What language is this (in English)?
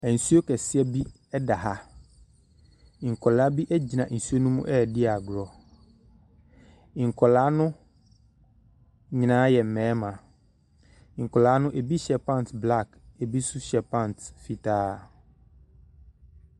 Akan